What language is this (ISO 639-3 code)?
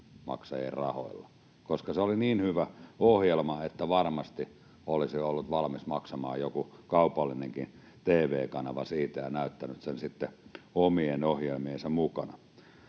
fin